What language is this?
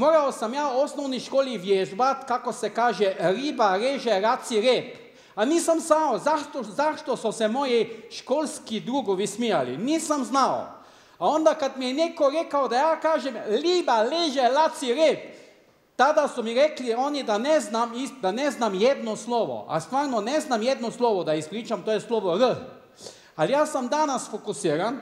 Croatian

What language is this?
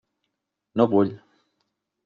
Catalan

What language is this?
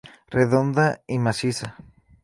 Spanish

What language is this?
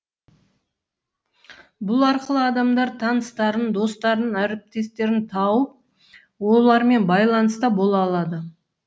Kazakh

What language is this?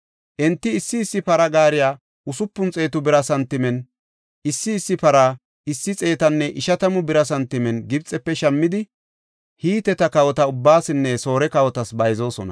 Gofa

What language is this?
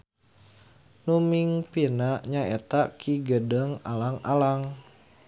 Sundanese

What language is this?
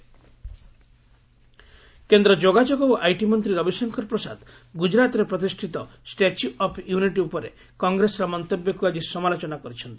Odia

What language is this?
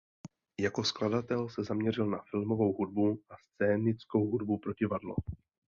Czech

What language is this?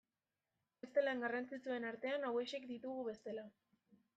Basque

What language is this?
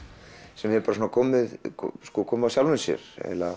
Icelandic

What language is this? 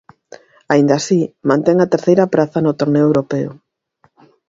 Galician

